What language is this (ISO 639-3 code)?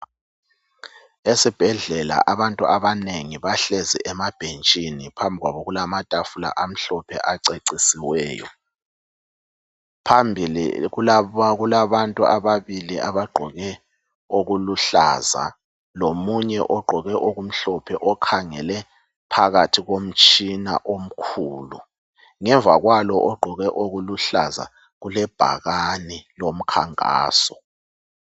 nde